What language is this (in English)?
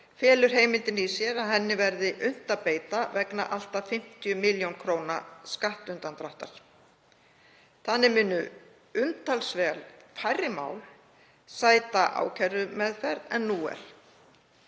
Icelandic